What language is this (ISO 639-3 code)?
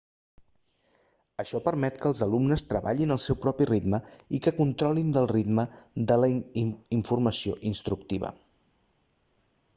cat